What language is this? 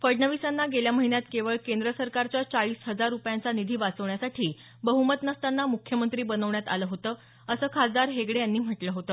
Marathi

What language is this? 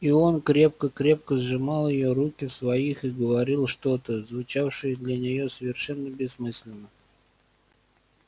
Russian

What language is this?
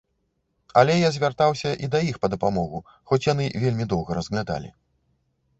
Belarusian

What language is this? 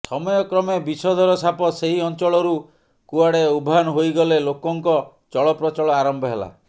Odia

